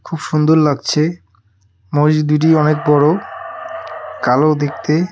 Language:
Bangla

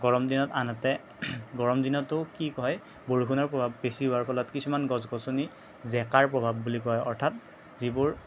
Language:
Assamese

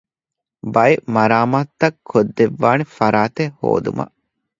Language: Divehi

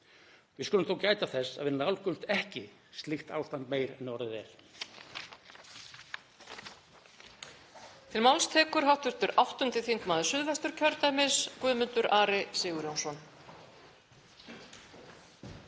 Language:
Icelandic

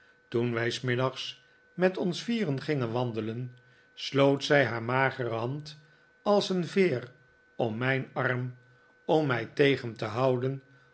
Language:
Dutch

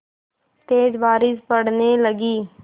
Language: Hindi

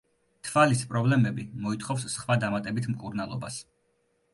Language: Georgian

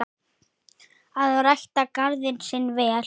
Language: Icelandic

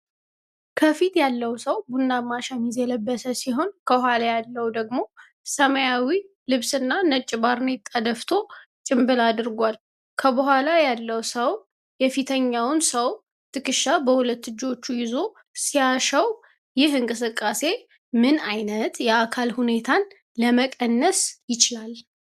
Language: Amharic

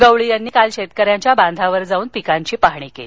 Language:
Marathi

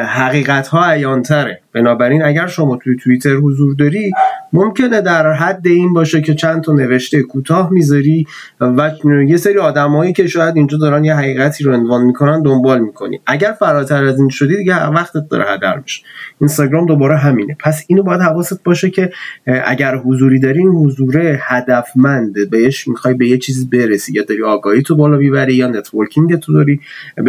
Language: Persian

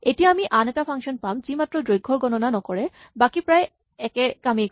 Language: Assamese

